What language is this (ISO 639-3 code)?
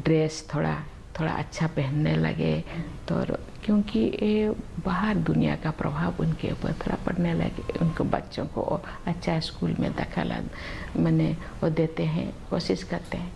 hin